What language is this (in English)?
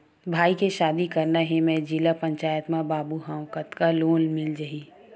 Chhattisgarhi